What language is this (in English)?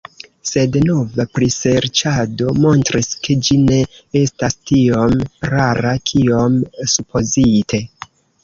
Esperanto